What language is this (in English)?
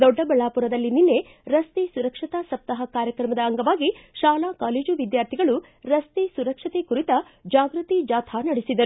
Kannada